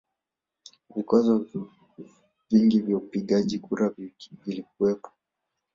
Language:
Swahili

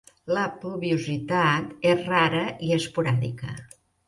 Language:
Catalan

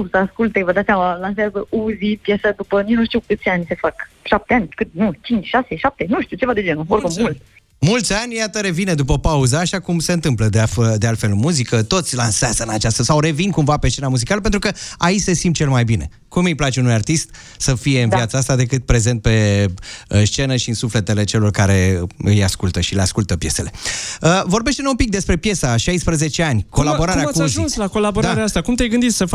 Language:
Romanian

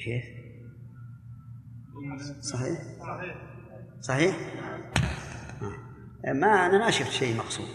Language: Arabic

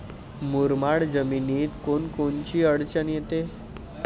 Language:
Marathi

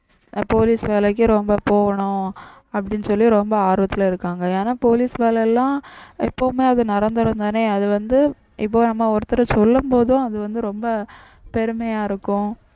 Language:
Tamil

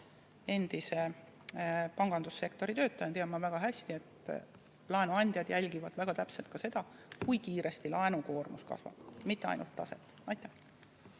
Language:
Estonian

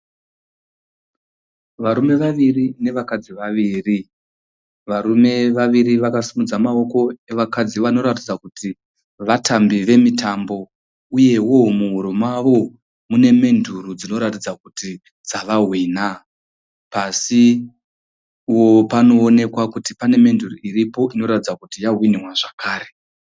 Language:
Shona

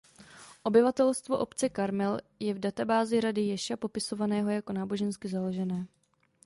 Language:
Czech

